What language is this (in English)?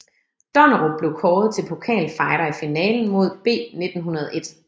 Danish